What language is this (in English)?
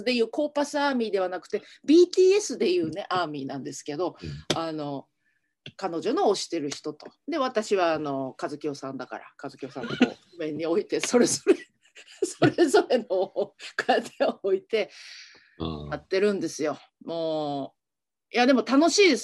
Japanese